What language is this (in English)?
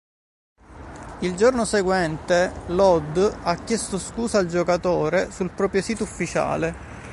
Italian